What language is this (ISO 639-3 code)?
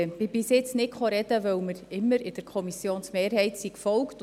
gsw